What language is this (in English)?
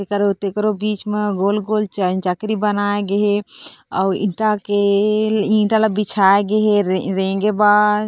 Chhattisgarhi